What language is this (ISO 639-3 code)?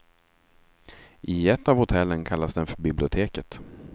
swe